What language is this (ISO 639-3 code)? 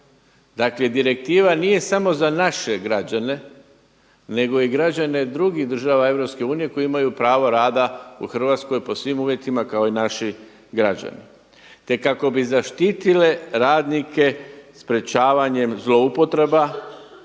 hrv